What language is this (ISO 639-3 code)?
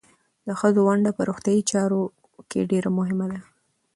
pus